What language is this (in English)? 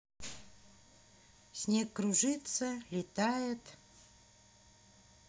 Russian